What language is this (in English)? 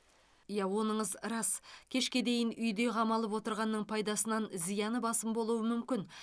Kazakh